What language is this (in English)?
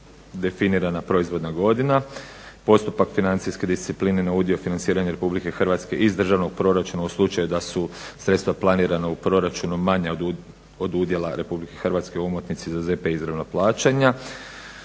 Croatian